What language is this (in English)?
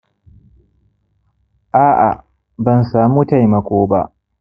Hausa